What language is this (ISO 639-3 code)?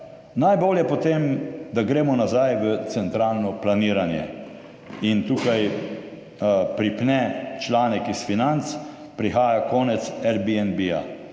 slv